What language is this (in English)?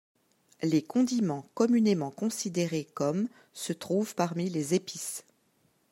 French